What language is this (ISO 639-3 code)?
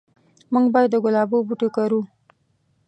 pus